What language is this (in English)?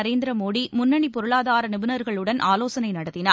Tamil